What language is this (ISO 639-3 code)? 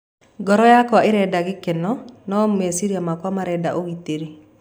kik